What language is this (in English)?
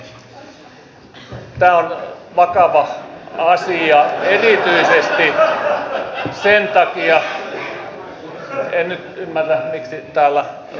Finnish